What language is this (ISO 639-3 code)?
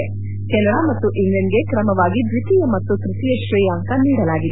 kan